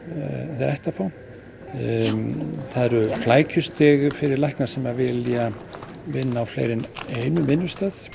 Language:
Icelandic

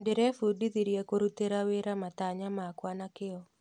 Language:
Kikuyu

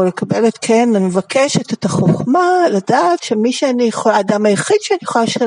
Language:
Hebrew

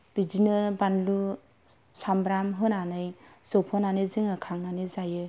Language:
Bodo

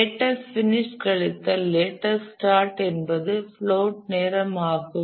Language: Tamil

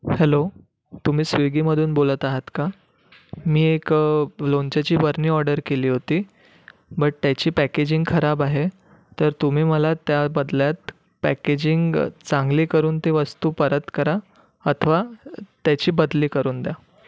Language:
Marathi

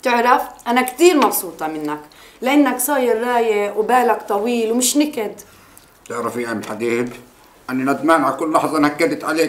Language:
Arabic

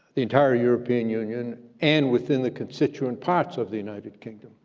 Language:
English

